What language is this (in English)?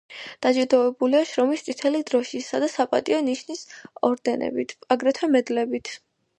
Georgian